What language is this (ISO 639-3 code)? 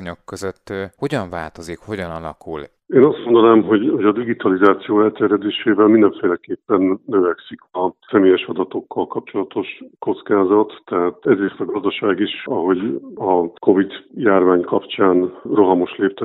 hun